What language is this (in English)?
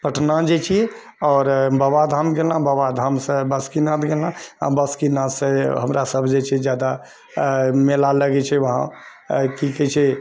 Maithili